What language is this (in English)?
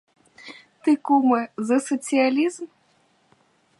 Ukrainian